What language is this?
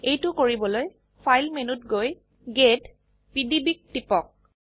Assamese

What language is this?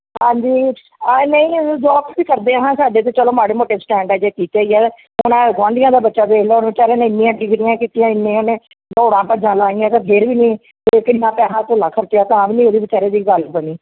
Punjabi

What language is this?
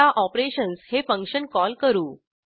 Marathi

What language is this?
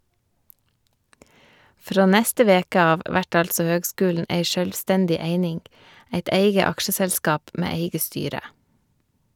Norwegian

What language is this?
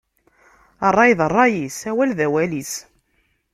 Kabyle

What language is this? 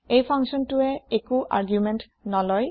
Assamese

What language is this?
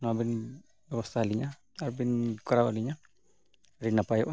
Santali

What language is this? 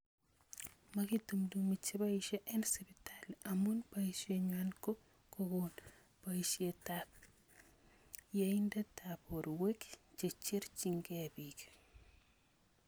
Kalenjin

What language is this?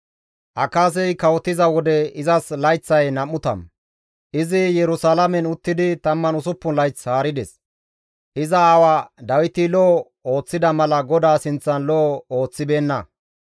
Gamo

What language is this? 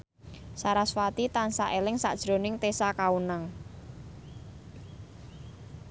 Javanese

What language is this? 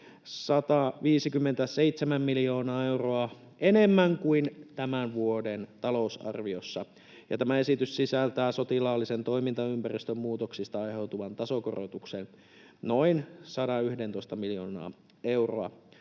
Finnish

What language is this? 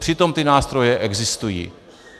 Czech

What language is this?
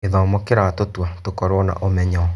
Kikuyu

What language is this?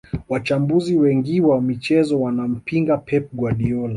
Swahili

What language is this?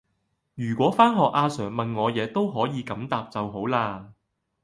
Cantonese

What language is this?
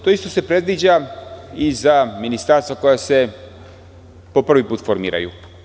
Serbian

